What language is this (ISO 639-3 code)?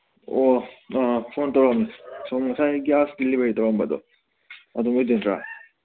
mni